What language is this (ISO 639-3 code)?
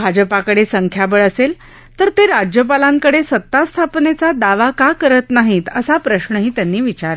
mar